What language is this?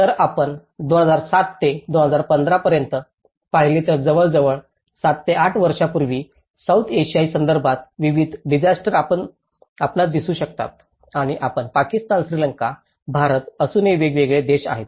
Marathi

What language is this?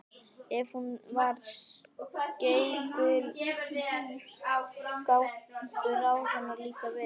Icelandic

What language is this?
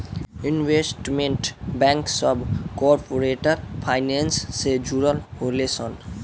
Bhojpuri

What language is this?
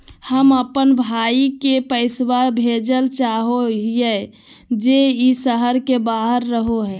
Magahi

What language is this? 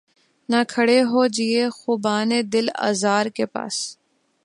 Urdu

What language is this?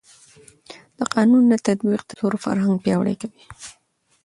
Pashto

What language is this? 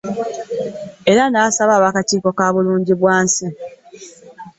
Ganda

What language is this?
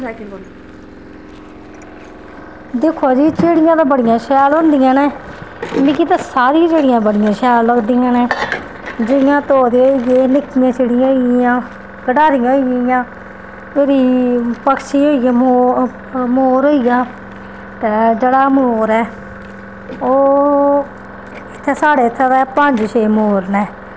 Dogri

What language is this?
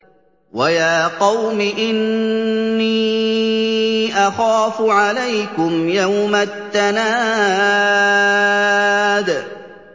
Arabic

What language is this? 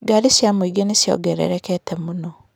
Kikuyu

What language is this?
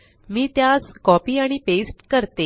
Marathi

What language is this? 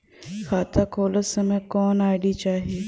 Bhojpuri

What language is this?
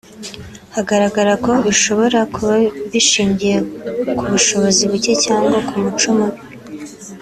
Kinyarwanda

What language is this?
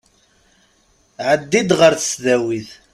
Kabyle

